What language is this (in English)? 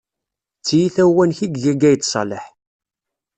Kabyle